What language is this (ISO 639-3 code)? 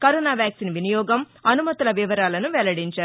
tel